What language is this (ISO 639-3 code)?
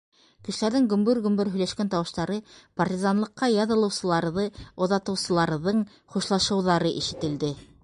bak